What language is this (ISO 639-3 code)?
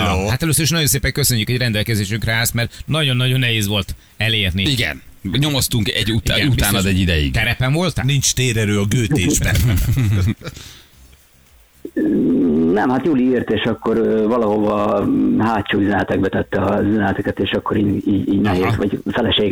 hun